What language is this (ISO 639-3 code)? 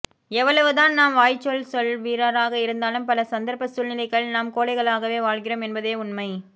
tam